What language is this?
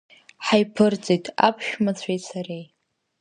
Abkhazian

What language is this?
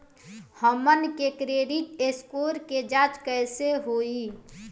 Bhojpuri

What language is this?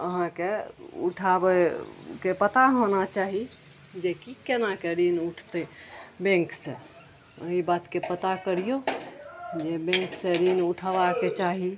Maithili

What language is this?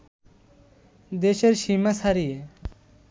Bangla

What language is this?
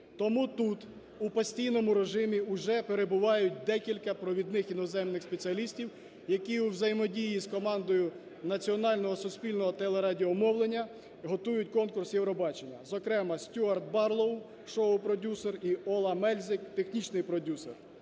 Ukrainian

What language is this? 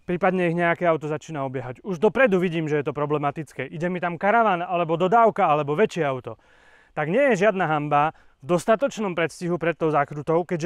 Slovak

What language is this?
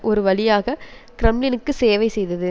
Tamil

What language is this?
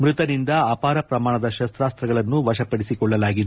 Kannada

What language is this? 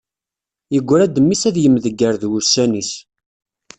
Kabyle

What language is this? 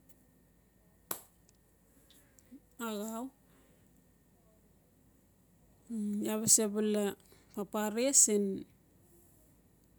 Notsi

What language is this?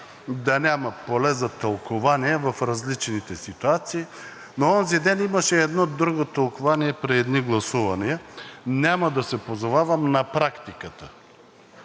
Bulgarian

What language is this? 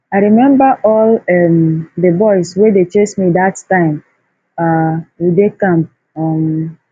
Nigerian Pidgin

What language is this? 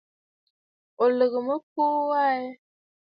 Bafut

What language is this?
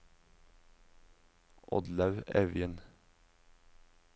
Norwegian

